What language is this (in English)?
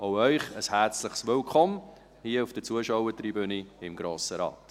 Swiss German